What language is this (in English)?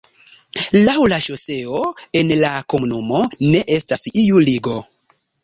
Esperanto